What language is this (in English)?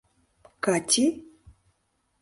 Mari